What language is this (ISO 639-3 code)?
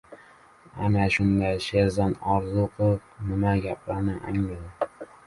uzb